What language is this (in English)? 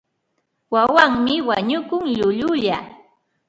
Ambo-Pasco Quechua